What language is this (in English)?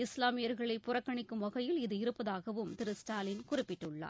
Tamil